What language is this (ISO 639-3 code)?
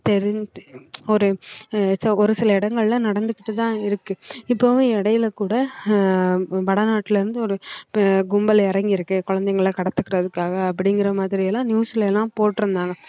tam